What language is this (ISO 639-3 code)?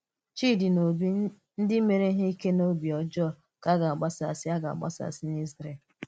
ibo